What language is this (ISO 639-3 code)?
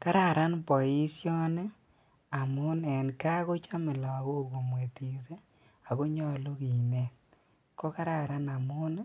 kln